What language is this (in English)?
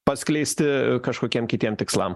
Lithuanian